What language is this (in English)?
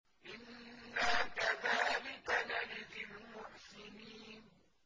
Arabic